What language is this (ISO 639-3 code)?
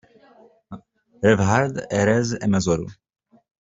kab